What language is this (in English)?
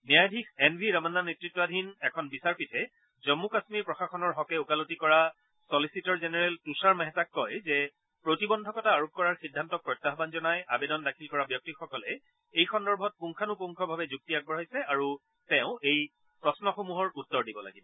Assamese